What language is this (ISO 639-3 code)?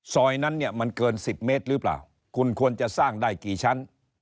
tha